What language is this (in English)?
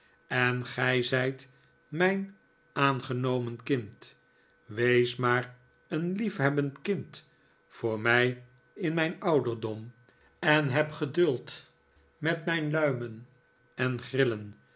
Dutch